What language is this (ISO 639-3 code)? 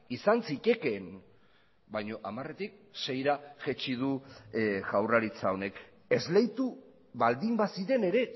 eus